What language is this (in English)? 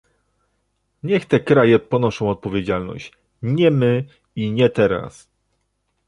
Polish